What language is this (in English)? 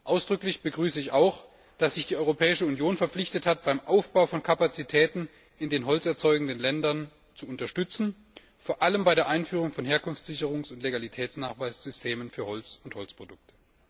German